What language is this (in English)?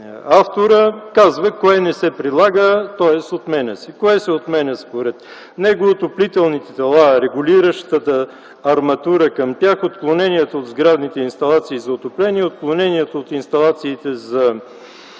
Bulgarian